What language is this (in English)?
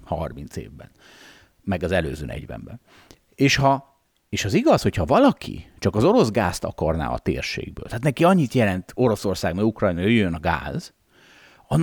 Hungarian